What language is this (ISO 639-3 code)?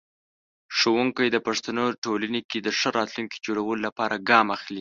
pus